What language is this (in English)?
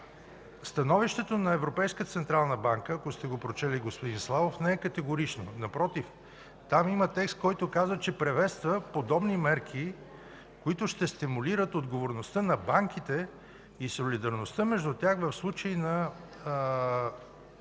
Bulgarian